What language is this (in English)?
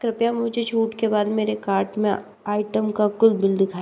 Hindi